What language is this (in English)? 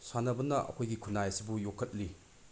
Manipuri